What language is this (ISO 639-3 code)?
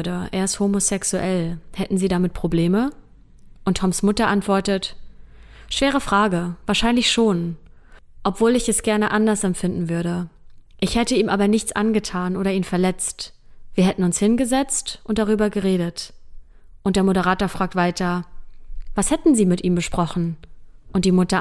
deu